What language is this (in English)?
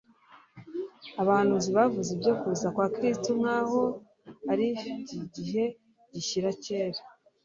Kinyarwanda